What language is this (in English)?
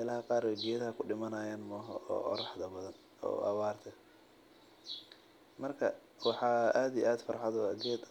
Somali